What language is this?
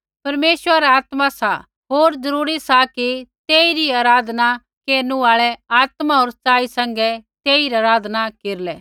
Kullu Pahari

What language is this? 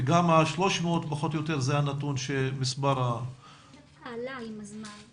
Hebrew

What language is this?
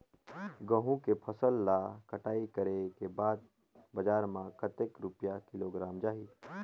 Chhattisgarhi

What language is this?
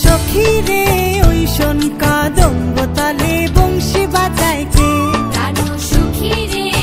Hindi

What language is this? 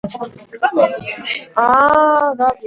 Georgian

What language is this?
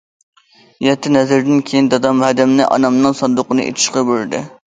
Uyghur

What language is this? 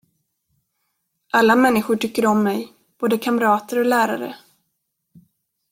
Swedish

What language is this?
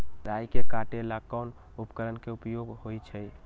Magahi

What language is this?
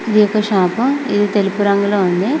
Telugu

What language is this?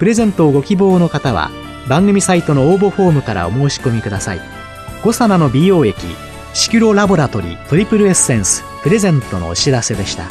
Japanese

